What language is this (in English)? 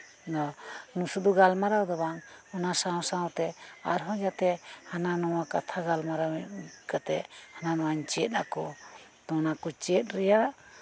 Santali